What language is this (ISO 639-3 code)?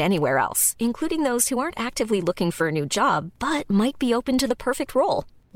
fil